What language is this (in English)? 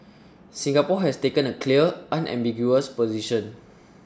English